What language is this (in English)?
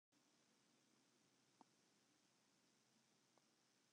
Western Frisian